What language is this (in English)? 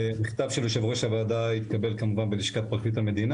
Hebrew